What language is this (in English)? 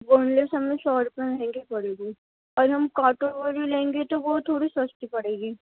Urdu